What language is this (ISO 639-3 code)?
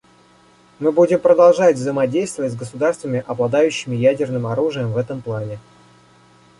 rus